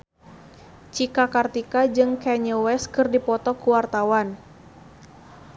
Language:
Sundanese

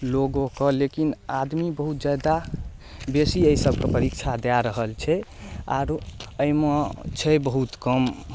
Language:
Maithili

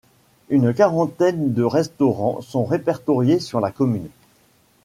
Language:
French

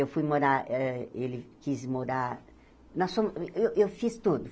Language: Portuguese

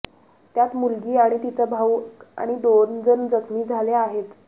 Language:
Marathi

